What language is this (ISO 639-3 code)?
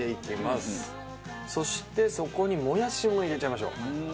jpn